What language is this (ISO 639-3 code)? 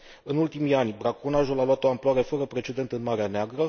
ron